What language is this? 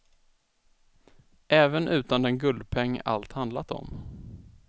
Swedish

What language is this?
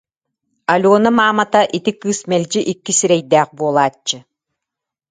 Yakut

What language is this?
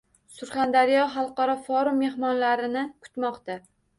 Uzbek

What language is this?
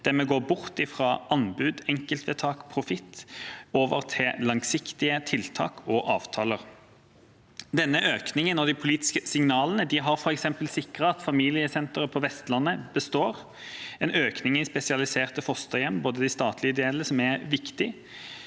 Norwegian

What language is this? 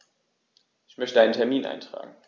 German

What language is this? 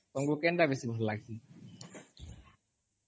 Odia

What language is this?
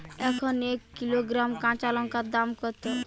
Bangla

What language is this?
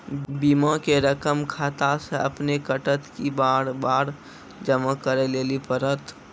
Maithili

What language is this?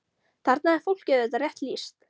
Icelandic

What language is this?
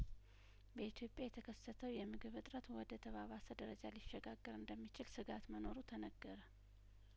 Amharic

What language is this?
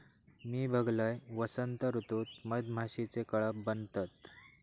Marathi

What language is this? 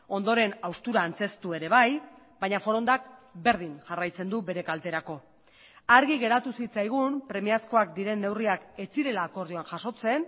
Basque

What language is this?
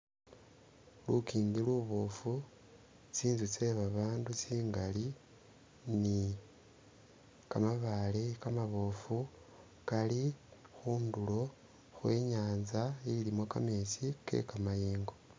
Masaaba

